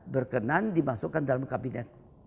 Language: Indonesian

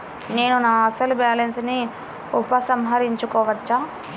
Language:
Telugu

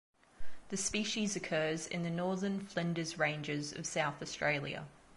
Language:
English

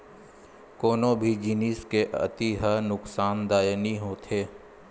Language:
Chhattisgarhi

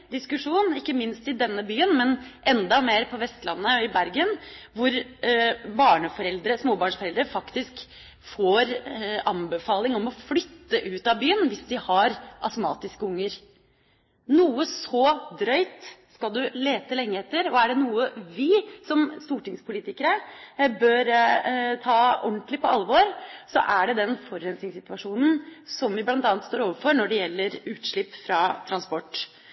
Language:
Norwegian Bokmål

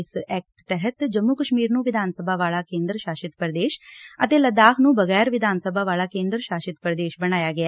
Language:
Punjabi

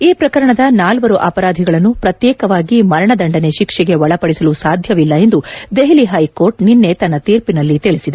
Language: Kannada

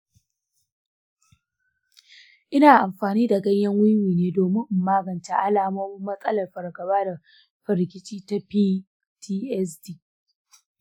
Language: Hausa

